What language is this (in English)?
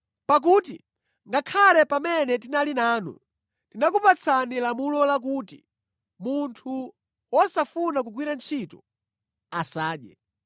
Nyanja